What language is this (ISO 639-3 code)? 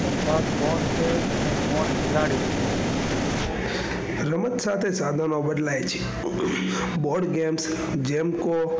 guj